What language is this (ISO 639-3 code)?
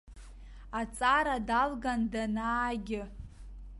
abk